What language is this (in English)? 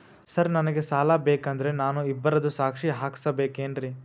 Kannada